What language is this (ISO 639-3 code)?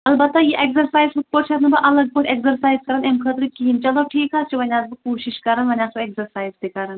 kas